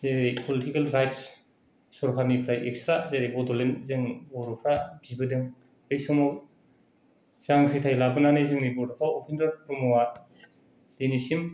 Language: Bodo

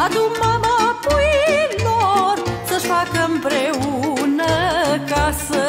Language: Romanian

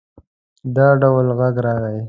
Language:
Pashto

